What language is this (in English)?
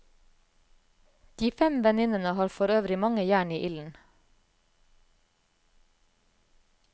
Norwegian